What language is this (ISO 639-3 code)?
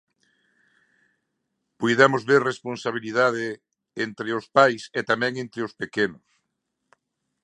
glg